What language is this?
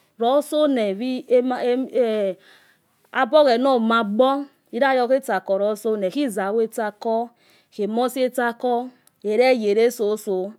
Yekhee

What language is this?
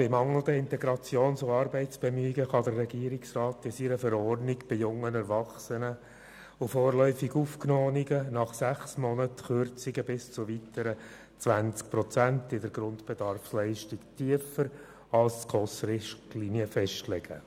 Swiss German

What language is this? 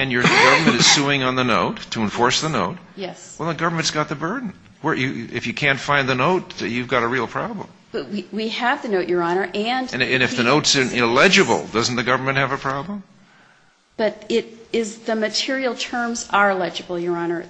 English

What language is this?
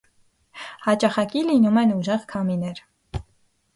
Armenian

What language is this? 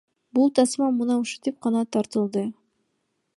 Kyrgyz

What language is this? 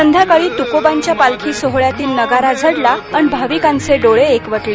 Marathi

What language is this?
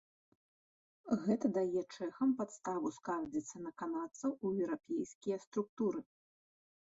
Belarusian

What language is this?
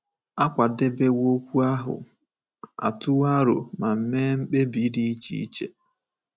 Igbo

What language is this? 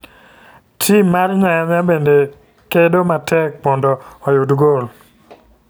Luo (Kenya and Tanzania)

